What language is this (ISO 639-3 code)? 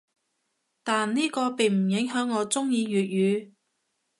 yue